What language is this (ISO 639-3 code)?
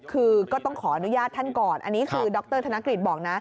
tha